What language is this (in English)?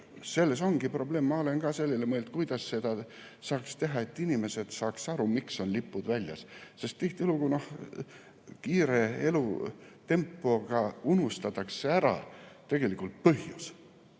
Estonian